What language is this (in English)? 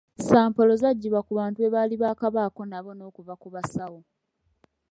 Ganda